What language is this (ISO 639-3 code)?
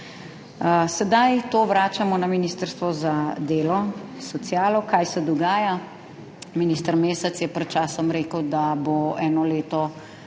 slv